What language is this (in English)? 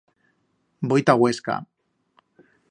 Aragonese